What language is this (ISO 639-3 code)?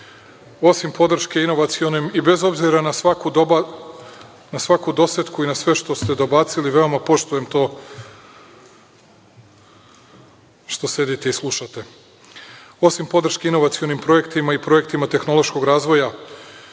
srp